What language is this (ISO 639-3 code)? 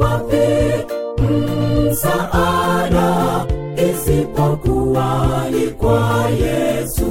swa